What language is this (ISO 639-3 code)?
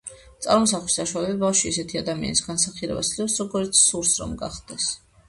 kat